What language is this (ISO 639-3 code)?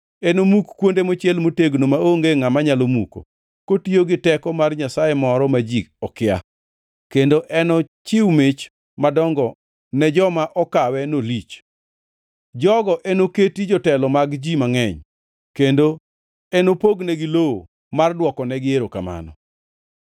luo